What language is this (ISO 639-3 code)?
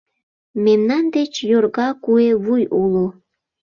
chm